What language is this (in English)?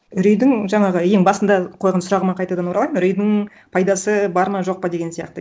Kazakh